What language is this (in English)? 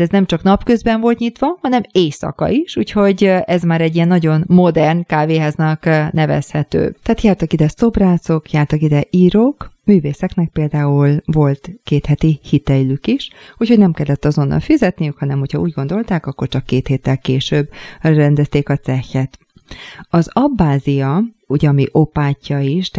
Hungarian